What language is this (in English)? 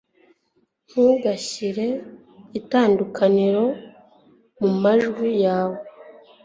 Kinyarwanda